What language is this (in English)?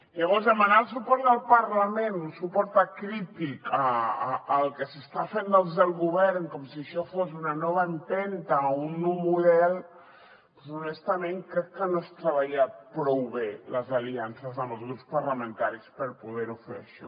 Catalan